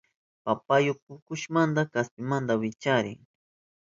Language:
Southern Pastaza Quechua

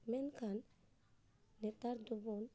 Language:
Santali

